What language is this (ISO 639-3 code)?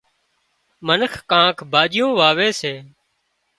kxp